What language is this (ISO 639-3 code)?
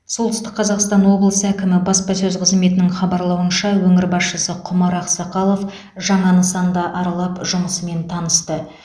kaz